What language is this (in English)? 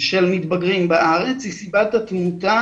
Hebrew